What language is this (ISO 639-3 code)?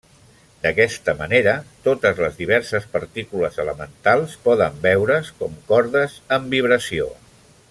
cat